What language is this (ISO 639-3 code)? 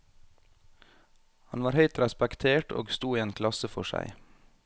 nor